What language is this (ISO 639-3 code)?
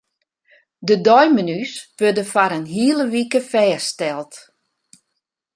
fry